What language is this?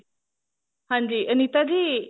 Punjabi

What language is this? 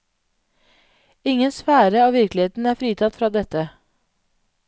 Norwegian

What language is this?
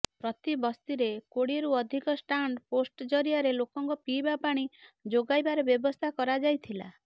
Odia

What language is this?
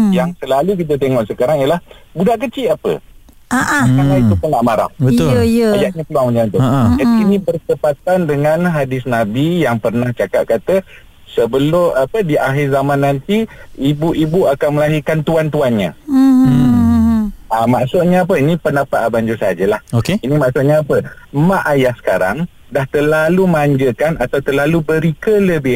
Malay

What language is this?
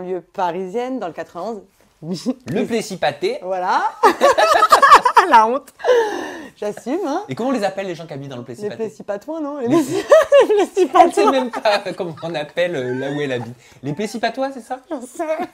French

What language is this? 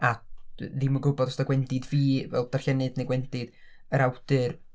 Welsh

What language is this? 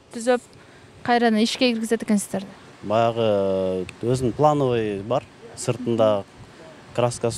Turkish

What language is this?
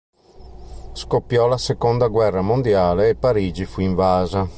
Italian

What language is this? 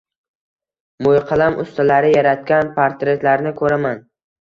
Uzbek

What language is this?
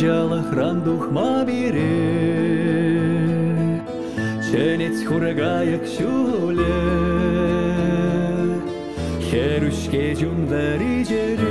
Russian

